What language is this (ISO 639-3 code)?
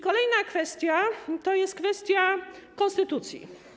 pol